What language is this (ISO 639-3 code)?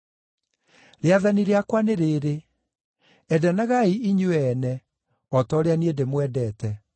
kik